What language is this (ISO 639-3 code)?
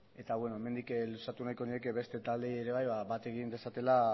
eus